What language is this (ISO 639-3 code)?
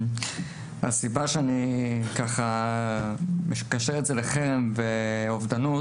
heb